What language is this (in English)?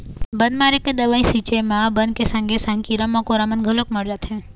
Chhattisgarhi